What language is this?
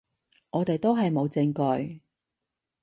Cantonese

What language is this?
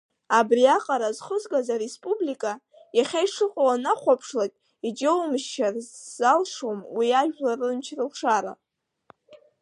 Abkhazian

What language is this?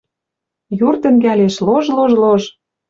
Western Mari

